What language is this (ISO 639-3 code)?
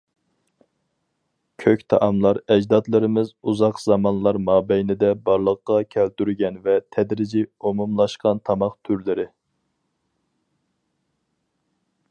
uig